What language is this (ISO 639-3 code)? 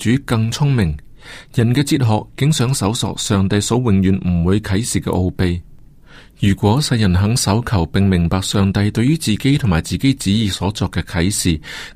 zho